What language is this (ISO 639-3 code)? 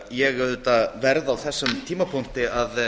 isl